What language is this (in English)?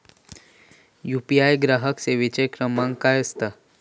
Marathi